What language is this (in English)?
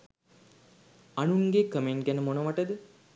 Sinhala